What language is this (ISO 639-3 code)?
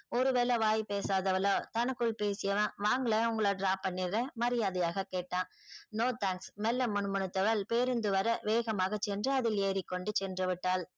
tam